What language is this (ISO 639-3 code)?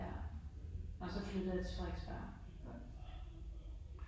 dan